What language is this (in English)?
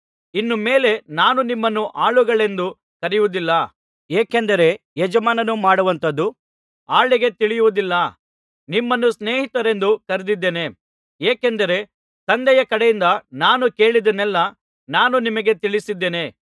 Kannada